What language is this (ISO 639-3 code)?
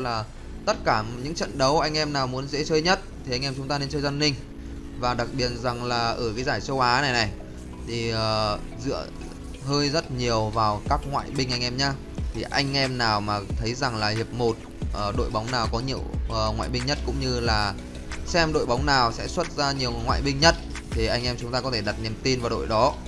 vie